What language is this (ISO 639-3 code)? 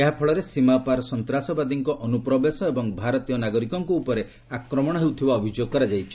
ori